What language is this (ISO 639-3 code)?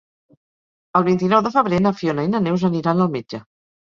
cat